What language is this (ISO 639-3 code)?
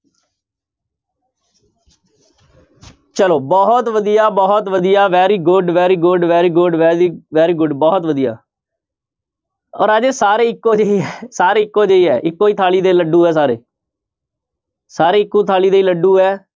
pan